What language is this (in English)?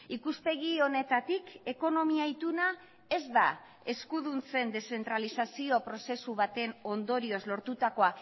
Basque